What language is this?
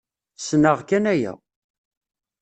Kabyle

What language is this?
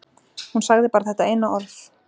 Icelandic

